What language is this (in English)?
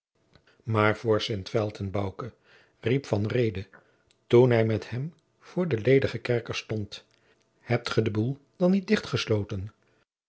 Dutch